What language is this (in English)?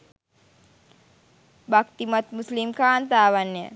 Sinhala